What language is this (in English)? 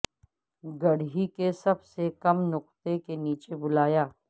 Urdu